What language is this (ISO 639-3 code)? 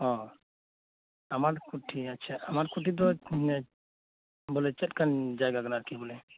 sat